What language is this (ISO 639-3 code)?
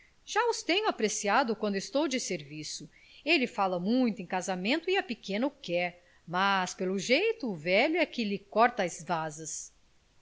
por